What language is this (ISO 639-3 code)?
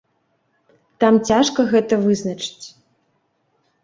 bel